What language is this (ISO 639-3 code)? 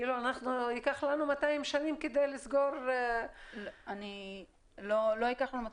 heb